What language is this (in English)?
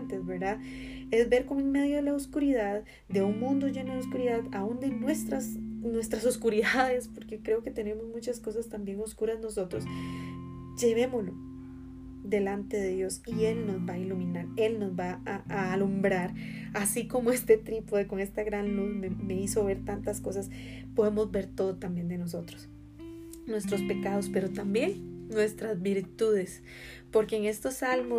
Spanish